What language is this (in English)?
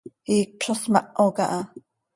Seri